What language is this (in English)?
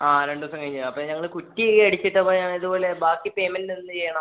Malayalam